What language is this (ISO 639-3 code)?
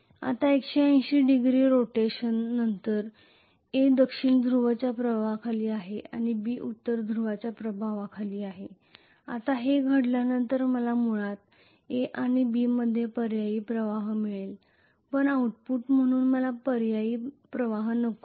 mar